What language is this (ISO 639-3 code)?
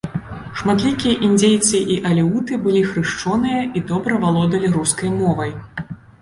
bel